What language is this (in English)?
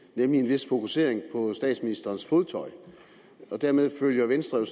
Danish